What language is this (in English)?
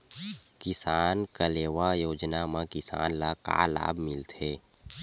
Chhattisgarhi